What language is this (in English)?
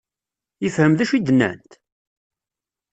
Kabyle